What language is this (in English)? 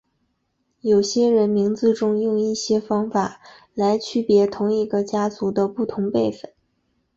Chinese